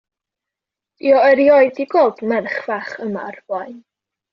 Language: Welsh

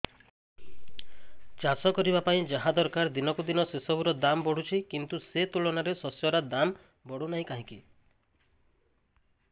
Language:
Odia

